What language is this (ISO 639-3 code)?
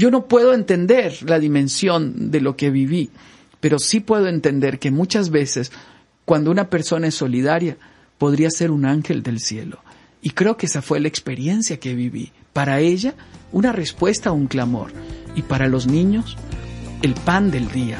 spa